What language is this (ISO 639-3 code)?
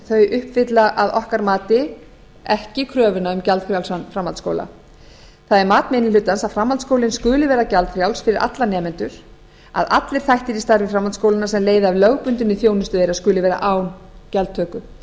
isl